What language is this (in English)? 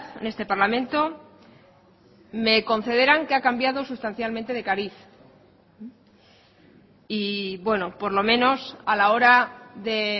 Spanish